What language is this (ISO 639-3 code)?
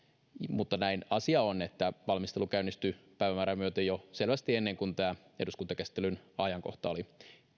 fin